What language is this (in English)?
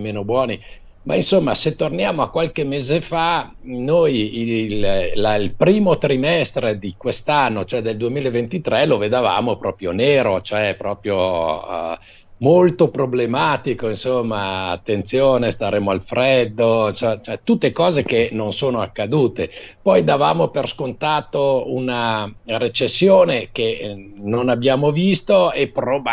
Italian